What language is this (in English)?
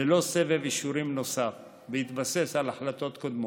Hebrew